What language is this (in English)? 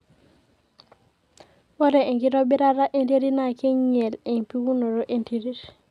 Masai